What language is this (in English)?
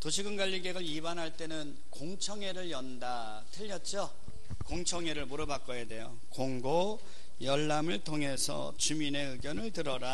Korean